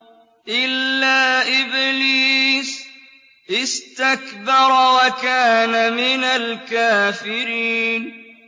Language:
Arabic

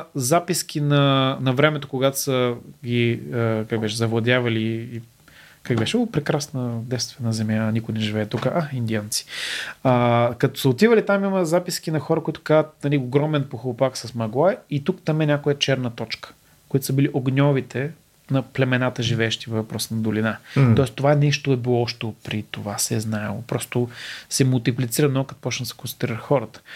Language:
Bulgarian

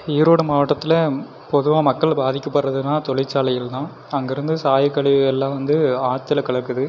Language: Tamil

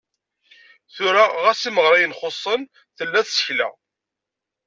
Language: Kabyle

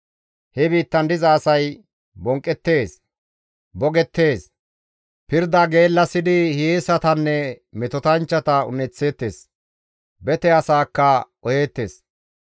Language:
Gamo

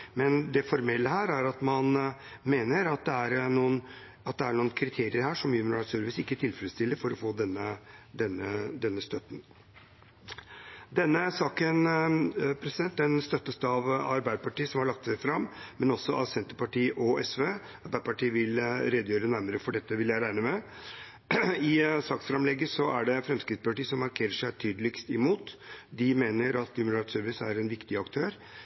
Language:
Norwegian Bokmål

